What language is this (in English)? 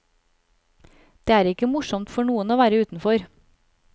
Norwegian